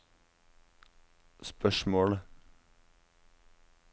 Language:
Norwegian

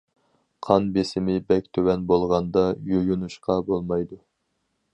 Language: Uyghur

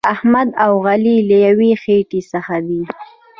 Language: Pashto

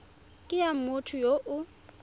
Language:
Tswana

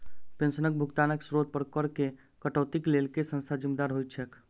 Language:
Maithili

